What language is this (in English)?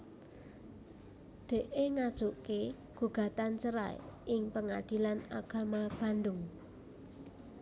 Javanese